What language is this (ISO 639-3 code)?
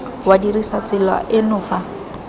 tsn